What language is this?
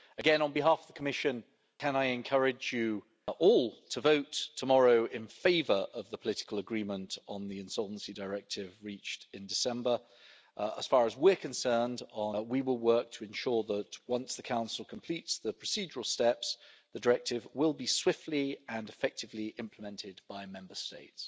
English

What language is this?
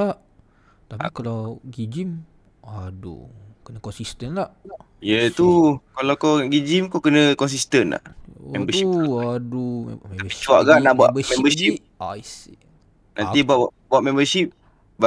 Malay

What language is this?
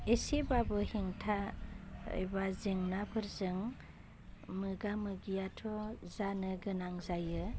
Bodo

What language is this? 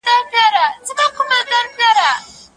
Pashto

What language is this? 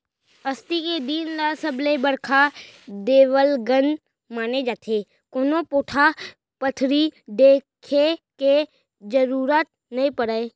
Chhattisgarhi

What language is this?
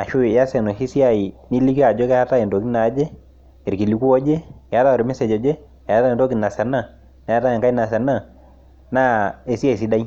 Masai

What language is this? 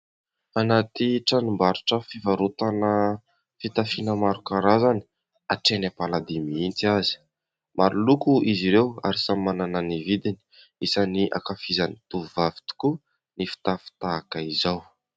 Malagasy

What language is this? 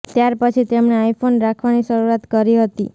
Gujarati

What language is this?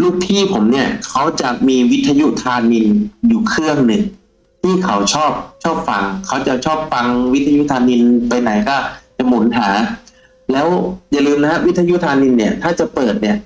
Thai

